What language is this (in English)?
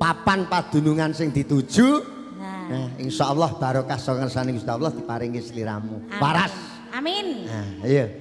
Indonesian